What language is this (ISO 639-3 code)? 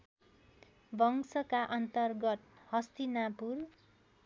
nep